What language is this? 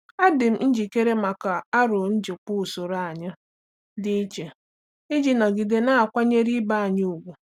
Igbo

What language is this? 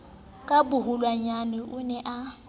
Southern Sotho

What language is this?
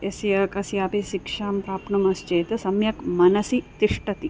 Sanskrit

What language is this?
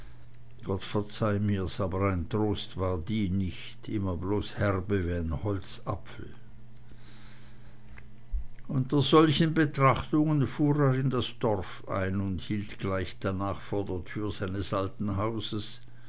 German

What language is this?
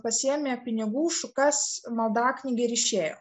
Lithuanian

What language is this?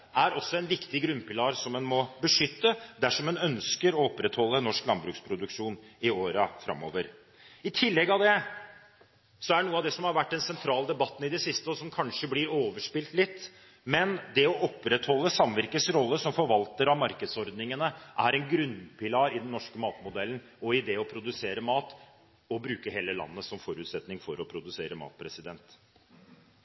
Norwegian Bokmål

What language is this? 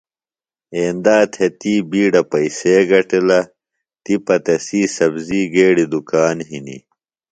Phalura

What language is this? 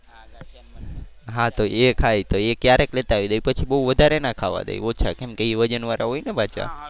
Gujarati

